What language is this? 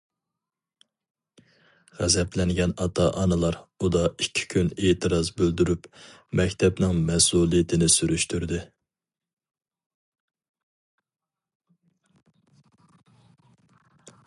Uyghur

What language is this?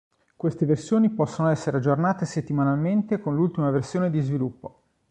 Italian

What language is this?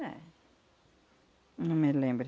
Portuguese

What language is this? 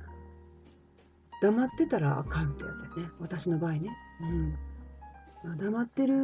Japanese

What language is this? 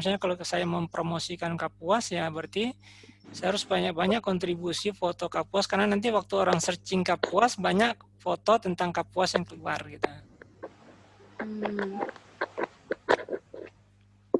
Indonesian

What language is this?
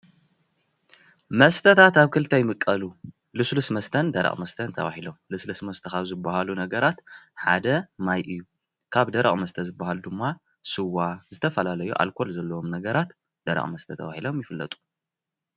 Tigrinya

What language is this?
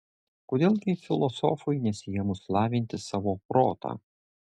Lithuanian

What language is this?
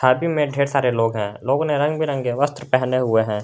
Hindi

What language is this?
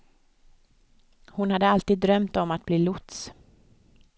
Swedish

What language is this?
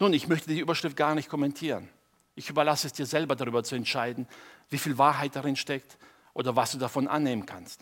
German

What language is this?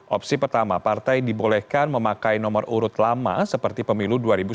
Indonesian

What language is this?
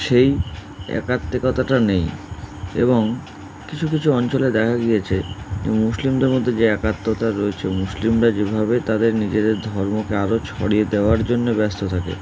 Bangla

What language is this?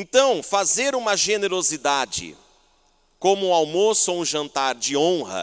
Portuguese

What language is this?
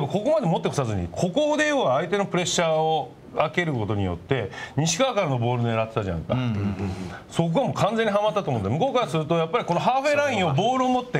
Japanese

